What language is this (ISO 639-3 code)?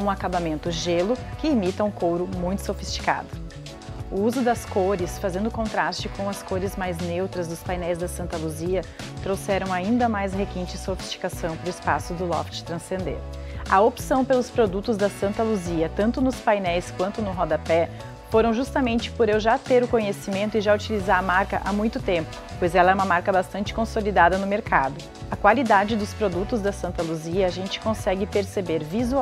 por